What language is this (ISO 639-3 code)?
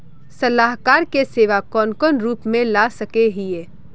mag